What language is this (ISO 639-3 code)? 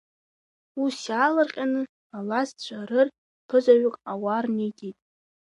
abk